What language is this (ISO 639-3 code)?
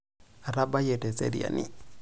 mas